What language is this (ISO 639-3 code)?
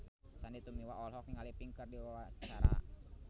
sun